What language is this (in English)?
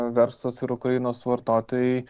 Lithuanian